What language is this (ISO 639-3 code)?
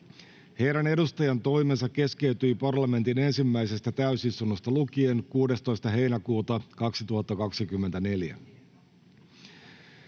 fin